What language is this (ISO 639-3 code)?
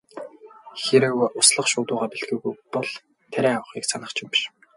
mon